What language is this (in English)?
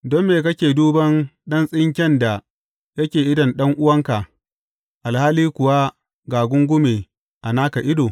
Hausa